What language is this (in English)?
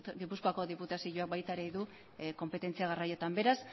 Basque